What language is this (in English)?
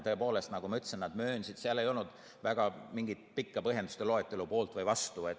Estonian